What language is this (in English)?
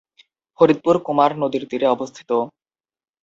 Bangla